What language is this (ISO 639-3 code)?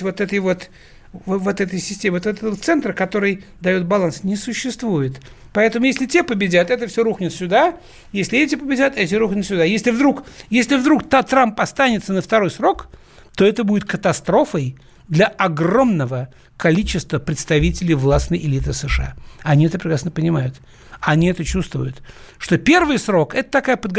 rus